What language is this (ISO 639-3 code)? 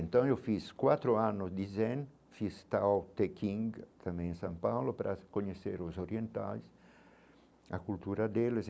por